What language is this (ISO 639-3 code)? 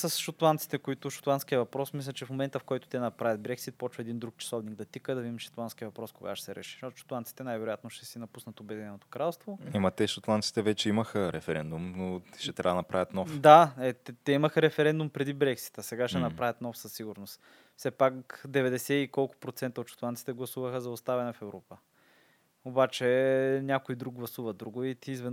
bul